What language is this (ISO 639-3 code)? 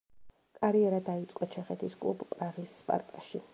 kat